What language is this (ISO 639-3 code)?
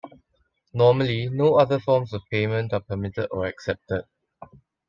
eng